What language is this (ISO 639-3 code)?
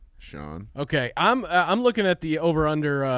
eng